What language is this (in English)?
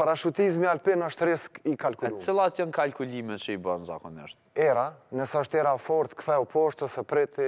Romanian